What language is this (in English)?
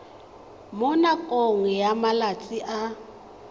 Tswana